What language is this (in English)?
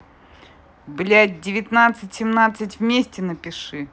Russian